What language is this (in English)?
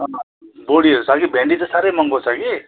Nepali